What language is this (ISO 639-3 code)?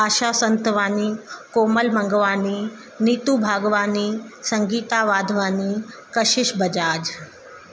snd